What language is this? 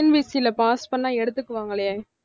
Tamil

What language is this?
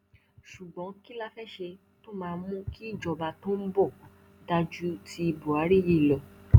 Yoruba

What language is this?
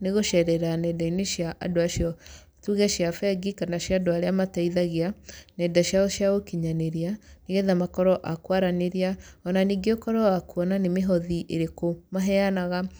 Kikuyu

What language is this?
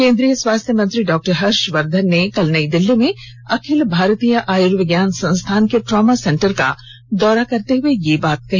Hindi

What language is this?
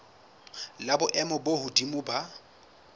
Southern Sotho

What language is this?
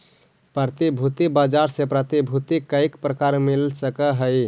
Magahi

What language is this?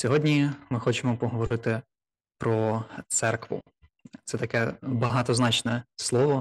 Ukrainian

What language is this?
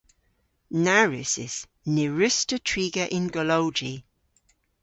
Cornish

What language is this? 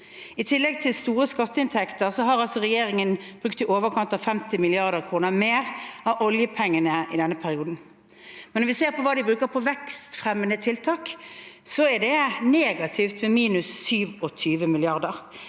Norwegian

